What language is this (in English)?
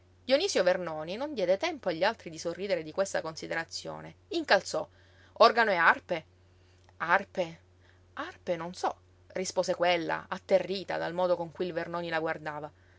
Italian